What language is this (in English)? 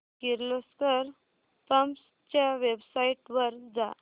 Marathi